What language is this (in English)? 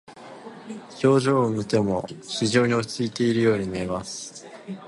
Japanese